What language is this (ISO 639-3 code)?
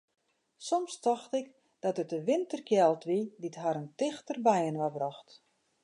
fry